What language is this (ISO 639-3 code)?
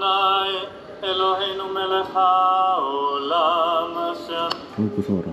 kor